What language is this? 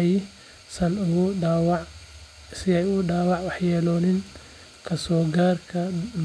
Somali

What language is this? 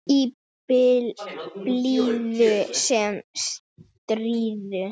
Icelandic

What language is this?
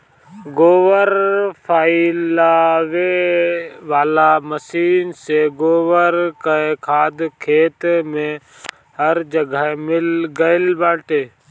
Bhojpuri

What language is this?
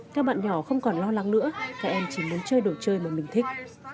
Vietnamese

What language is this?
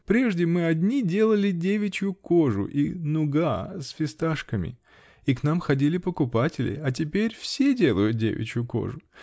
Russian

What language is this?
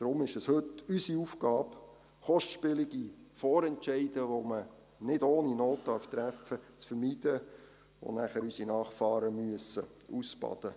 Swiss German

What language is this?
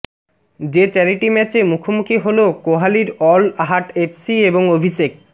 Bangla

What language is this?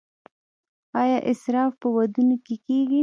Pashto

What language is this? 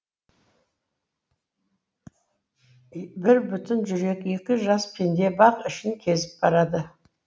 Kazakh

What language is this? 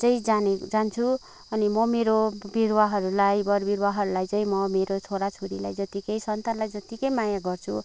Nepali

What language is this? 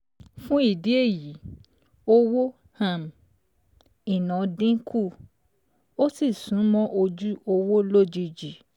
Yoruba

